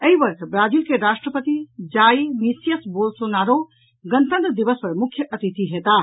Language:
Maithili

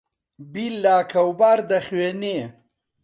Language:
Central Kurdish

